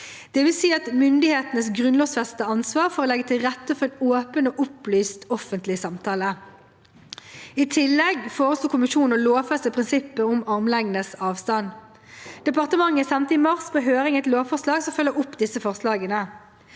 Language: Norwegian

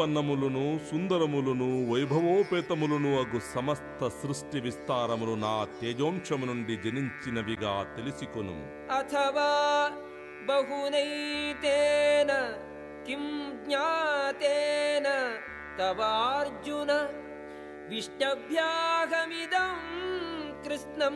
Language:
Telugu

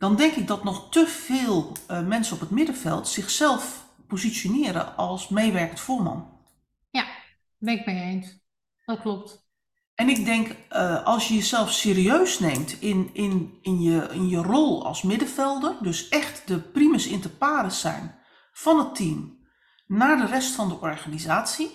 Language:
Dutch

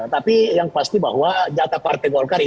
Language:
Indonesian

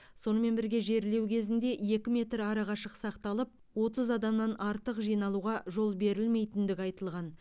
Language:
Kazakh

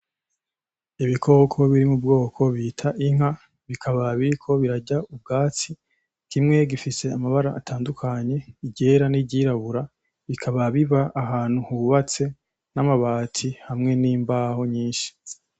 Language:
Rundi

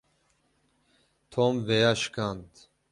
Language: Kurdish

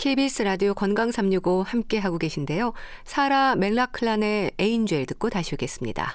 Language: Korean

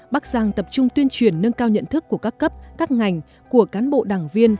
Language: Vietnamese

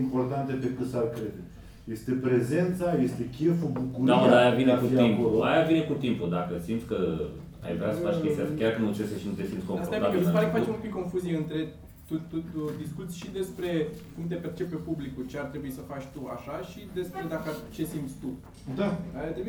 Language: Romanian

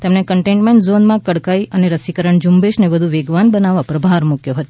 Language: Gujarati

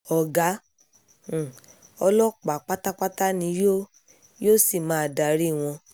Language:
Yoruba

